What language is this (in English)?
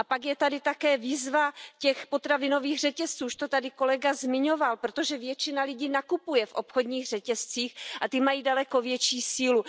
Czech